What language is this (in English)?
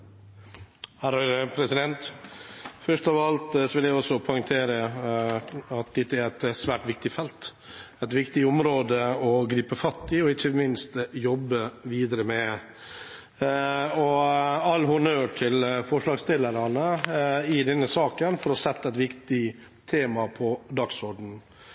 Norwegian Bokmål